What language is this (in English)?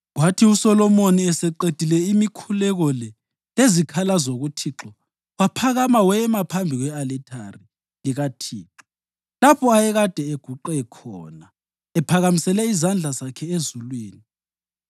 North Ndebele